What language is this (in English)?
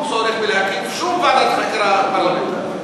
Hebrew